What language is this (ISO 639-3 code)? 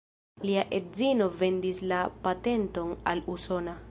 epo